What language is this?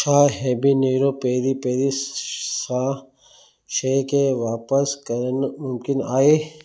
Sindhi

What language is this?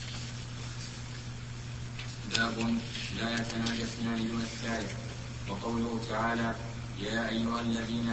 Arabic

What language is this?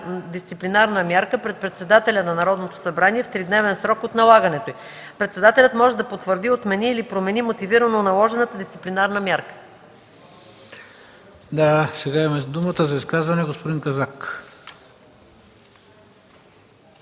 Bulgarian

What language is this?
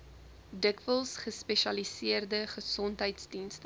Afrikaans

